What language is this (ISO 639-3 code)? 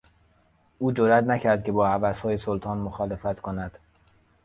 fas